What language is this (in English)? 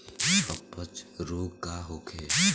Bhojpuri